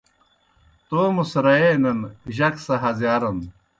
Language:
Kohistani Shina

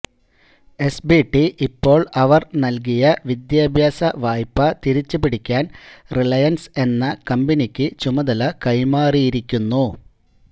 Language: Malayalam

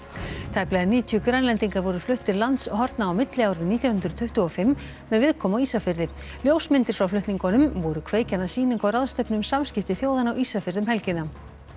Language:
Icelandic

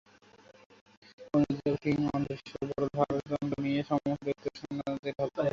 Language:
Bangla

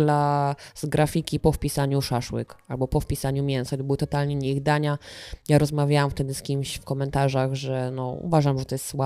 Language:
Polish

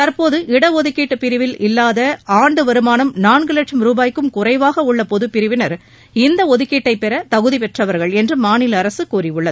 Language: Tamil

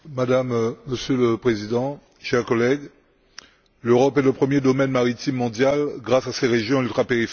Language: French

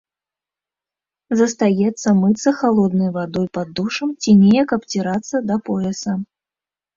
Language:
Belarusian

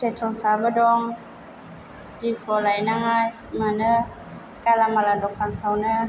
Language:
Bodo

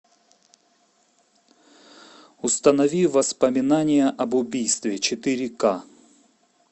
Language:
Russian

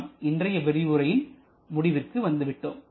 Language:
Tamil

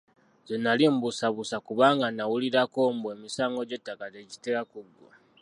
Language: Ganda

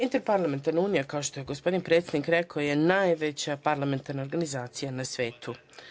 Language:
Serbian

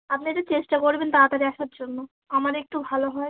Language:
Bangla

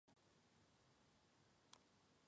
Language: Chinese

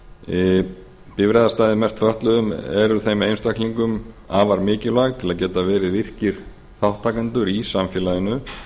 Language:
Icelandic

